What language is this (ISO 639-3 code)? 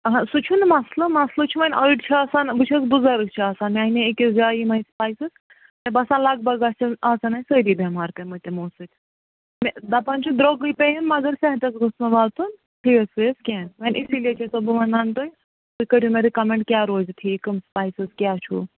kas